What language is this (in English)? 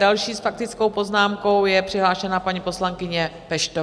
Czech